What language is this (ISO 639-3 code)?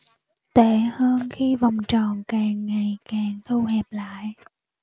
vie